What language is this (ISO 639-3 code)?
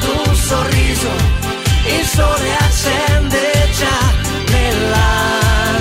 ell